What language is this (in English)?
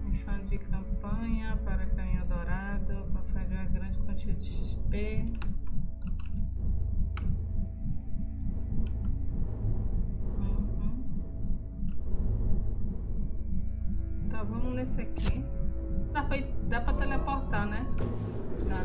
Portuguese